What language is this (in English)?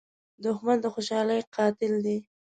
Pashto